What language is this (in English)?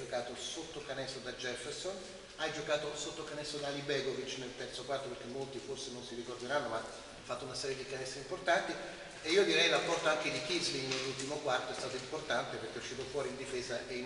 Italian